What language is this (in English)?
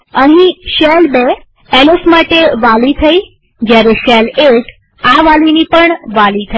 Gujarati